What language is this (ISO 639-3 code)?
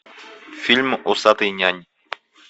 rus